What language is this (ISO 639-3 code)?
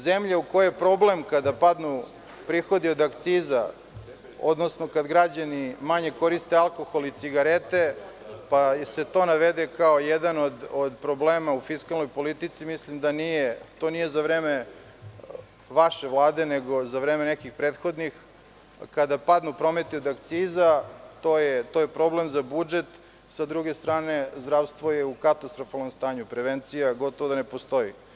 srp